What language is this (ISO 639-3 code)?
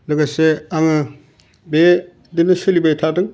brx